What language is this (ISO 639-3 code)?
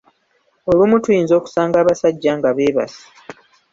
lug